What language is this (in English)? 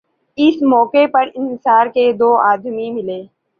Urdu